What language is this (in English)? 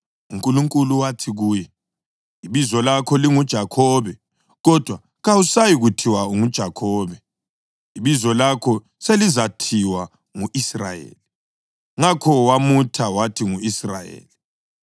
North Ndebele